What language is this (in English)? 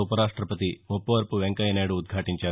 Telugu